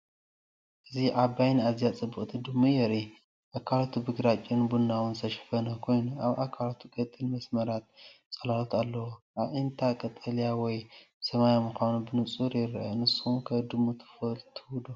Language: Tigrinya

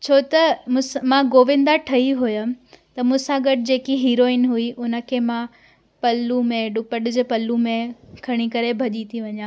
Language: Sindhi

